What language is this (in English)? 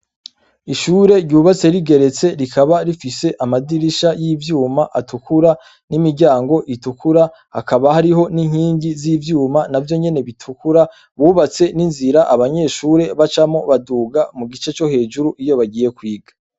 Rundi